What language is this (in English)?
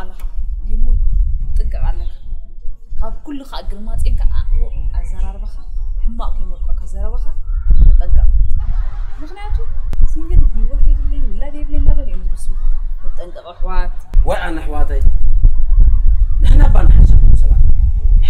Arabic